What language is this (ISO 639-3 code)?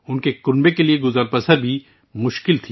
urd